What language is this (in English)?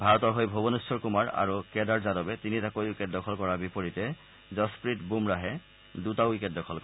Assamese